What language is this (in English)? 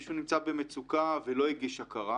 Hebrew